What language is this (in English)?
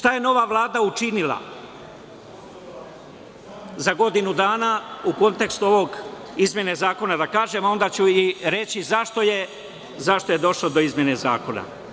Serbian